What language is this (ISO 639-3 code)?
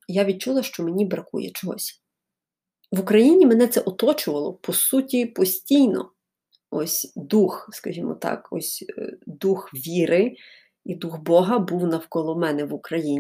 ukr